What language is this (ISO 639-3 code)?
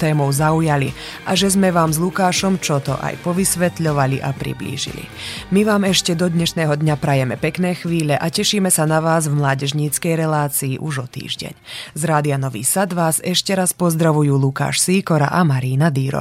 slk